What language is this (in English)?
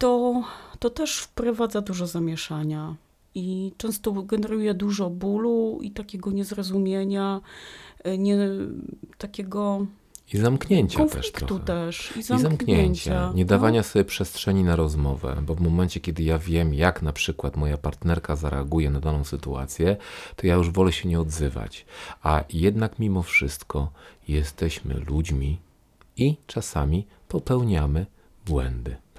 Polish